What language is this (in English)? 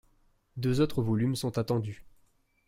French